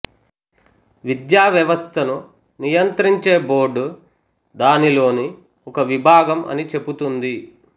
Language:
Telugu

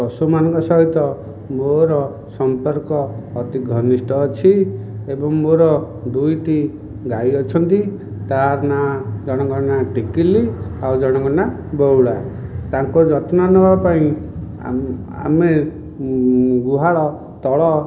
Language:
Odia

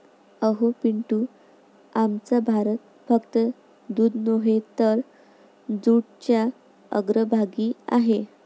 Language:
Marathi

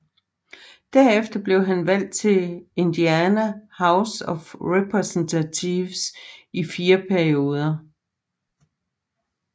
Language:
Danish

